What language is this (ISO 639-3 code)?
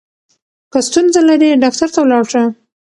pus